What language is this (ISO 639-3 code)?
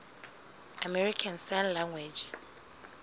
sot